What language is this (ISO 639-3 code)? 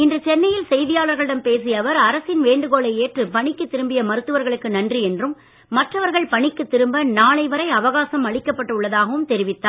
tam